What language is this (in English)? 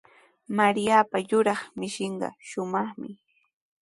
Sihuas Ancash Quechua